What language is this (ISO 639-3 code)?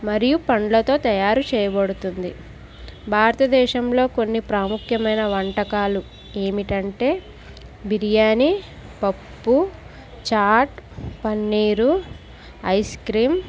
tel